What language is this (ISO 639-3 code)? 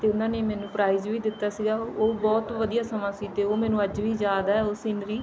pan